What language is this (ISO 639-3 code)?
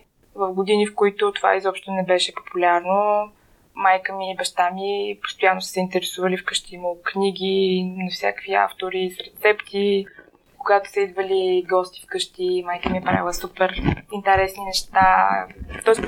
bul